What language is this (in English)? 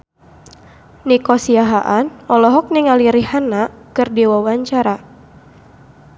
Sundanese